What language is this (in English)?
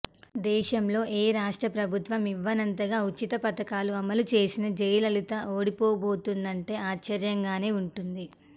Telugu